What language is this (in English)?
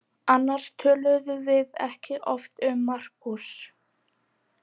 Icelandic